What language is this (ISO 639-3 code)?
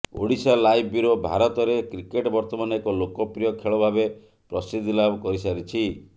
ori